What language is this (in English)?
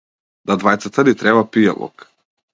Macedonian